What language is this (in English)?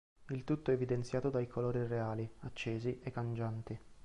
Italian